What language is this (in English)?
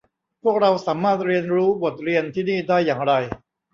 Thai